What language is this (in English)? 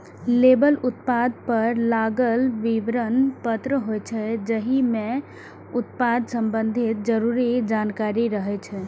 Maithili